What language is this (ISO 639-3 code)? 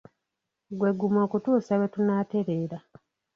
lug